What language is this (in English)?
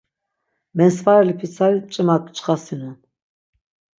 Laz